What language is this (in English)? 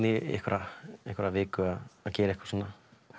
Icelandic